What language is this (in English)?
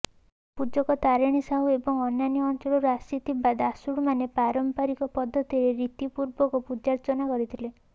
Odia